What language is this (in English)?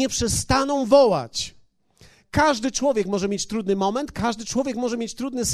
Polish